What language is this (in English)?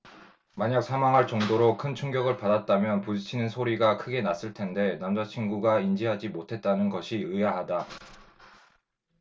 Korean